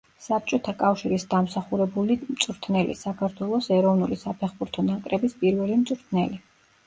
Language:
Georgian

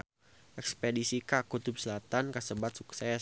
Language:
Sundanese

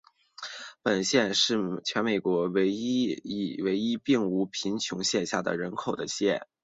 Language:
Chinese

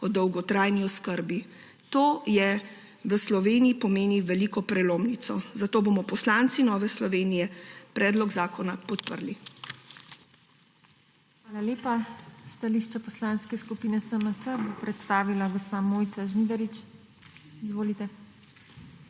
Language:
Slovenian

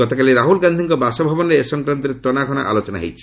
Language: Odia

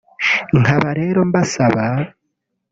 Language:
Kinyarwanda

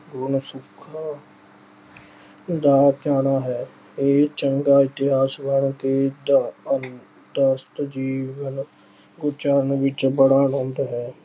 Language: Punjabi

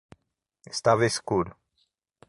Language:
Portuguese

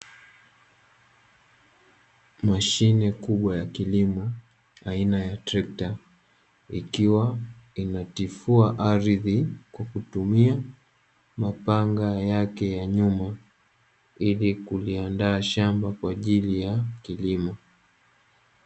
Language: Swahili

